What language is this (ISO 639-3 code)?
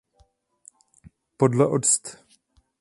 ces